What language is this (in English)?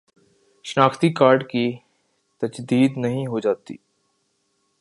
Urdu